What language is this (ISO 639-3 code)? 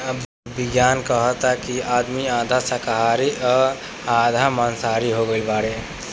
bho